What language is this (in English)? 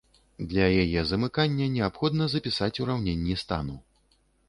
Belarusian